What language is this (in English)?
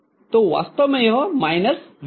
Hindi